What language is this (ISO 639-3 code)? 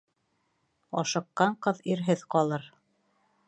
bak